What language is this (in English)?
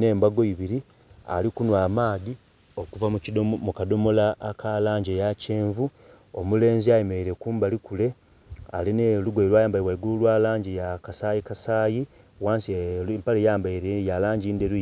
Soga